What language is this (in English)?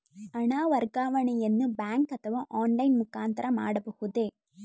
Kannada